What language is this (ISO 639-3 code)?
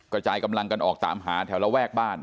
tha